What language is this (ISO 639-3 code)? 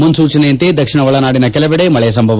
kan